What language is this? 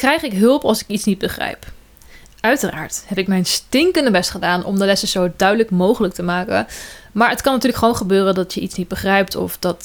Dutch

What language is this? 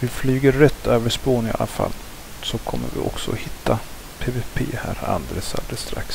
Swedish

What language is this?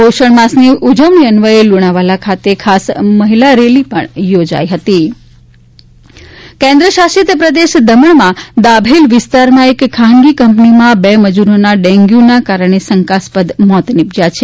Gujarati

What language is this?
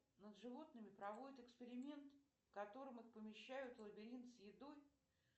Russian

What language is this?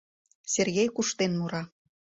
Mari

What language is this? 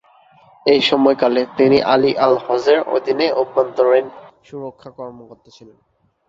Bangla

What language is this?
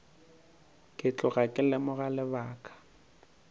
Northern Sotho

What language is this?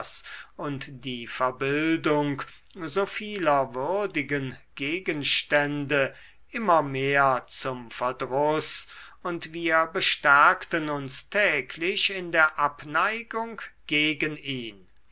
German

